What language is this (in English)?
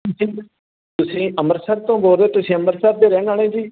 Punjabi